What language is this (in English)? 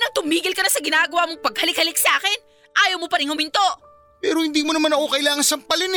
Filipino